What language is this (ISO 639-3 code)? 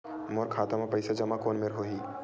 hne